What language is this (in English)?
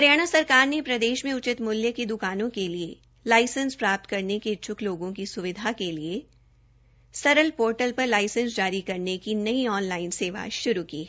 Hindi